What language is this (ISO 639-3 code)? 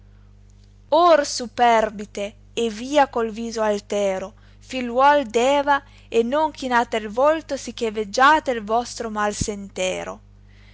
ita